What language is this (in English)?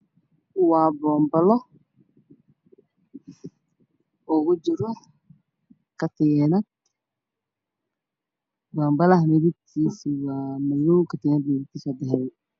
Somali